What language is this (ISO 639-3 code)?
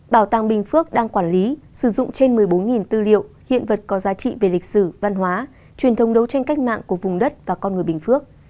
vie